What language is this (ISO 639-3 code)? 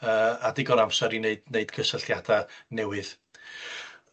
cym